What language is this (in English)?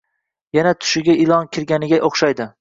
Uzbek